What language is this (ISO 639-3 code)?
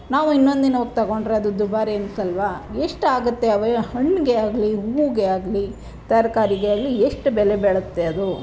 kan